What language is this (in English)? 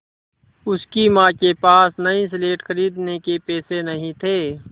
Hindi